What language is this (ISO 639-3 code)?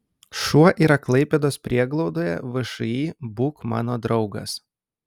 lit